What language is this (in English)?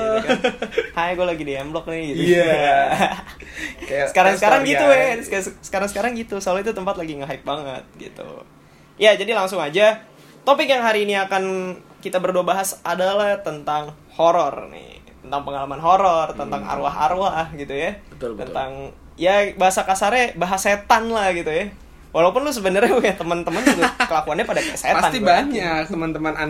Indonesian